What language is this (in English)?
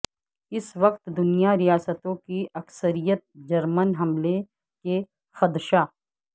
Urdu